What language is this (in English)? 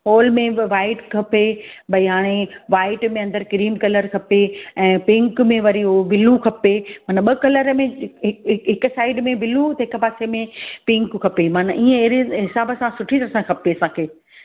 Sindhi